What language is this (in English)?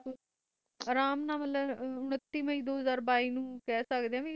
Punjabi